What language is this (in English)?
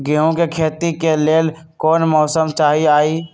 Magahi